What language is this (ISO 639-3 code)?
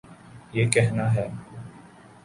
urd